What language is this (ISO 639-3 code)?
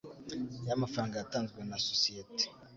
kin